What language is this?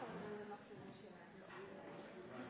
Norwegian Bokmål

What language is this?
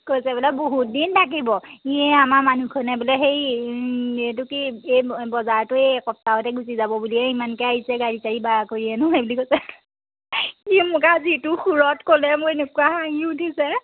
Assamese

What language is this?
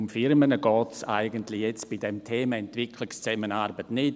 Swiss German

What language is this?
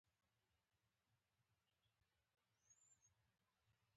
Pashto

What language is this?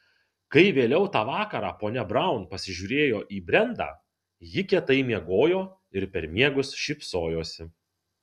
Lithuanian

